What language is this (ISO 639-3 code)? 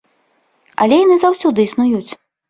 bel